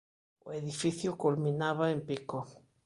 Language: Galician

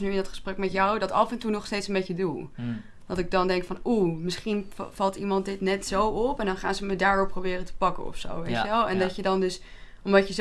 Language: Dutch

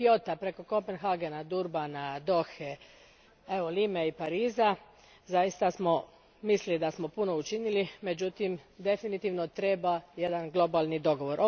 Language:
Croatian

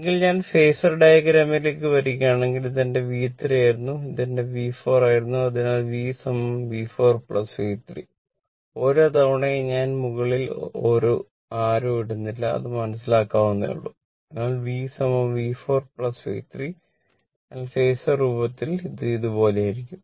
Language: Malayalam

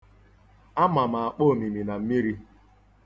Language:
Igbo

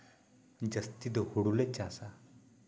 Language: Santali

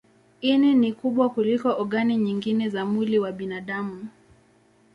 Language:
Swahili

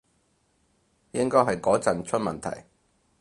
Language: Cantonese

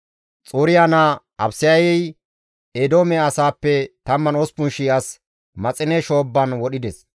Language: Gamo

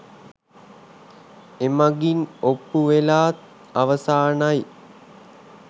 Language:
Sinhala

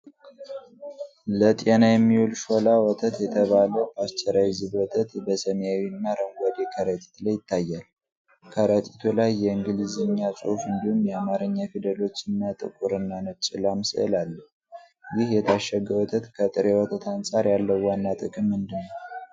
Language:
Amharic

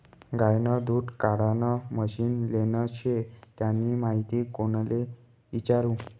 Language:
Marathi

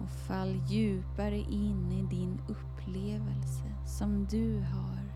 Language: Swedish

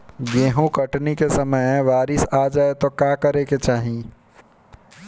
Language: Bhojpuri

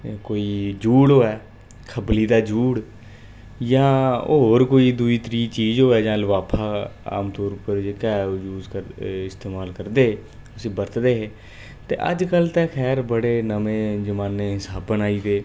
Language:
Dogri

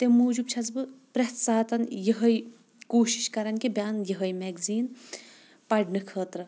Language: Kashmiri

